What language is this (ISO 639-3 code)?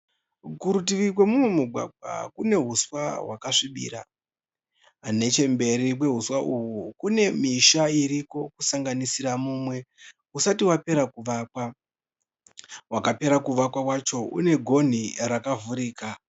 sna